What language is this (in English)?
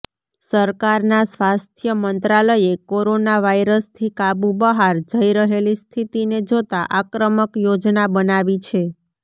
Gujarati